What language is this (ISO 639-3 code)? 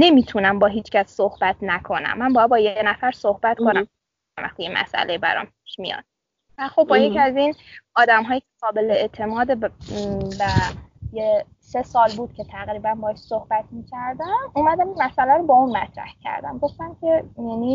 fas